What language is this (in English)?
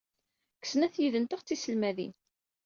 Kabyle